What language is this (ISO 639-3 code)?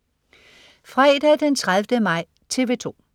dan